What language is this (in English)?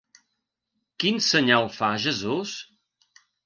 Catalan